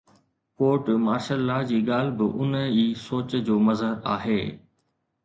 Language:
Sindhi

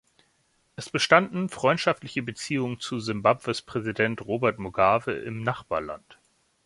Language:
German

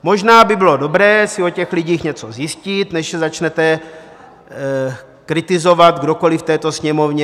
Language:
Czech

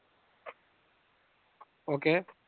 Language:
Malayalam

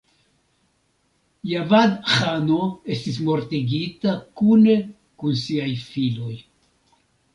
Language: Esperanto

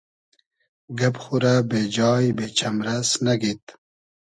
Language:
Hazaragi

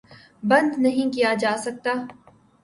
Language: Urdu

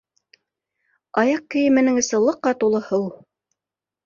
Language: Bashkir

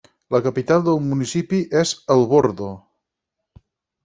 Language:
Catalan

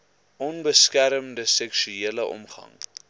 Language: Afrikaans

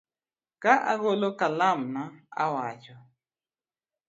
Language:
Luo (Kenya and Tanzania)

